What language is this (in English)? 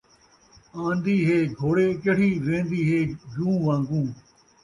Saraiki